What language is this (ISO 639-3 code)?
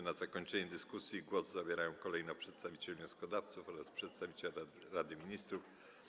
pol